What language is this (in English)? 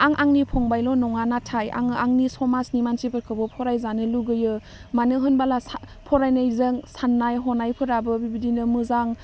Bodo